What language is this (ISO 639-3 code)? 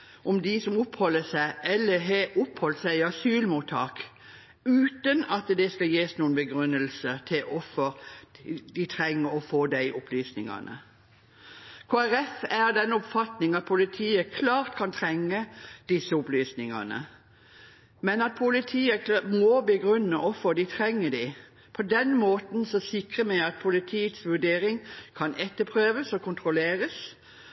nob